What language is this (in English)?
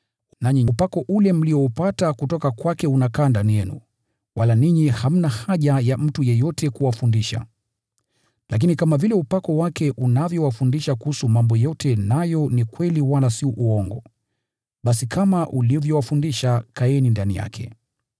Swahili